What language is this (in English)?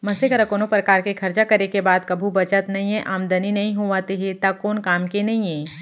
Chhattisgarhi